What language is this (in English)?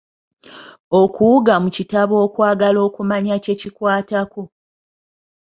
Ganda